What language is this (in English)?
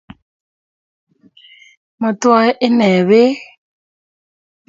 Kalenjin